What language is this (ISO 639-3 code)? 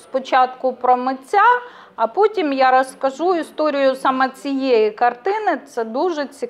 ukr